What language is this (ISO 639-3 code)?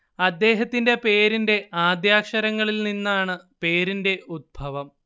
mal